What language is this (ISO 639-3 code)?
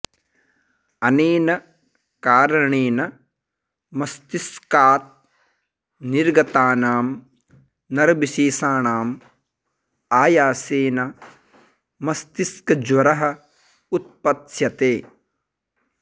san